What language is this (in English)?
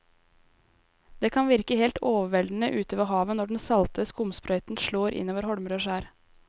Norwegian